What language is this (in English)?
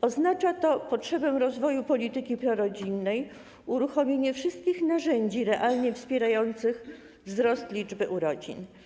Polish